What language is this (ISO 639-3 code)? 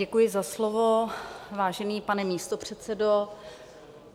ces